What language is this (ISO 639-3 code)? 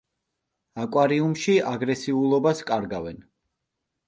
kat